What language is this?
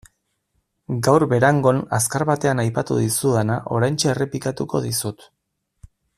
Basque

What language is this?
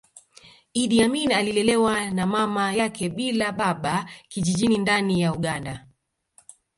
Swahili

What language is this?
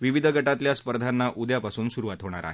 Marathi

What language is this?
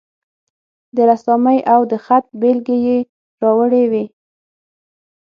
Pashto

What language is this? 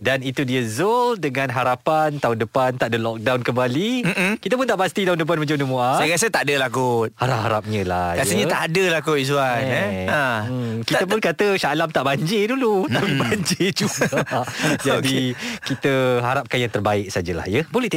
Malay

